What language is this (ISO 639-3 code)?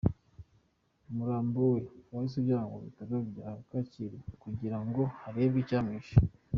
kin